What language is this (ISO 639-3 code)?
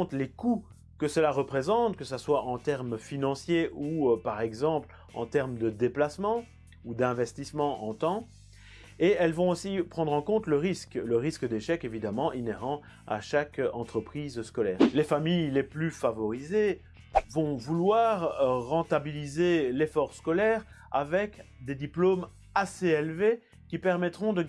fra